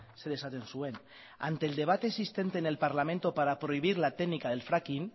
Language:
Spanish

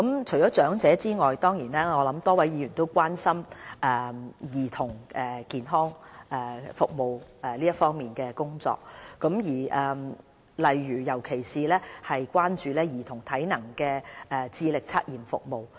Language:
Cantonese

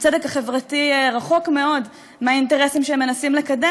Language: Hebrew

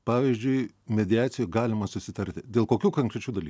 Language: Lithuanian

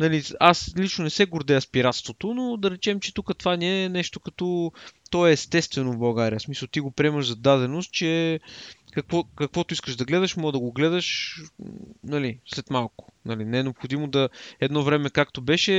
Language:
Bulgarian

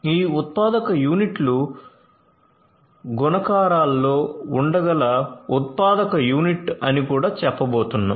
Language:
Telugu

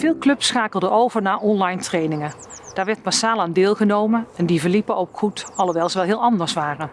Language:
Dutch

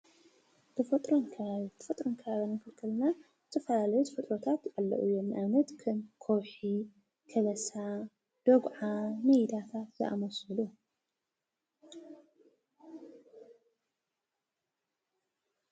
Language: Tigrinya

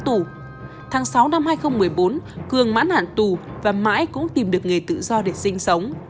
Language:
Vietnamese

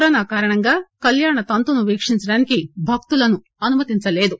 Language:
Telugu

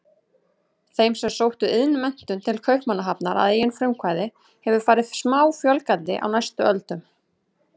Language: Icelandic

